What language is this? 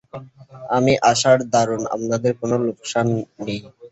Bangla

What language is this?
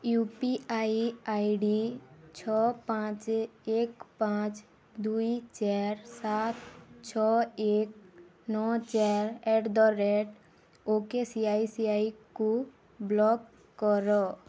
Odia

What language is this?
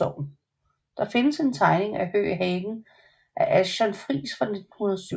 Danish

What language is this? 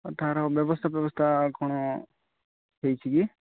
Odia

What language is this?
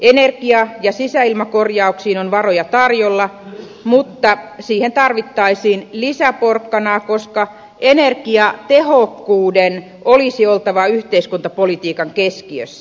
Finnish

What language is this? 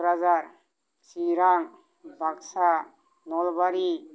Bodo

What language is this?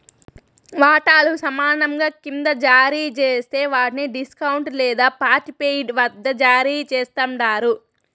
Telugu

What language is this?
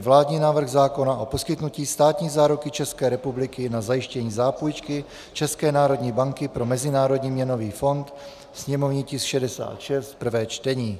Czech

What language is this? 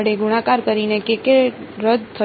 Gujarati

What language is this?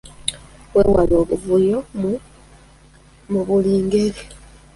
Ganda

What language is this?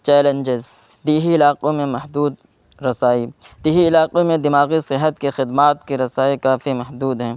Urdu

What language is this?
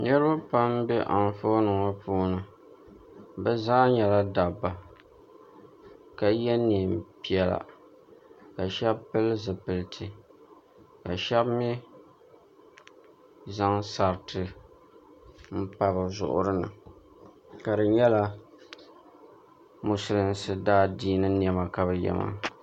Dagbani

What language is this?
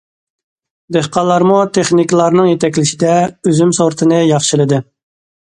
Uyghur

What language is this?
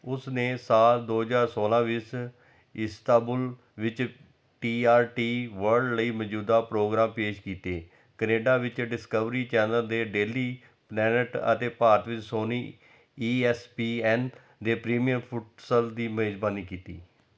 Punjabi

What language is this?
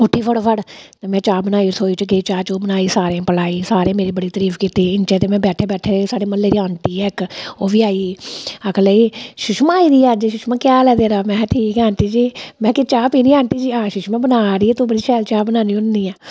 Dogri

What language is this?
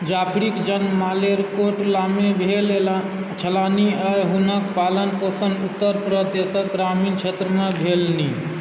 Maithili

